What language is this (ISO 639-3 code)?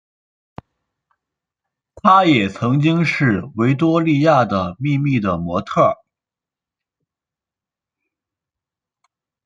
zho